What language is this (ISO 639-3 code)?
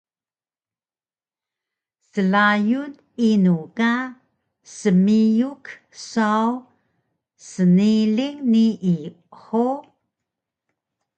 trv